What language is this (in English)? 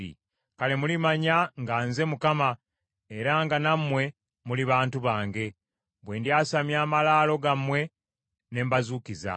Ganda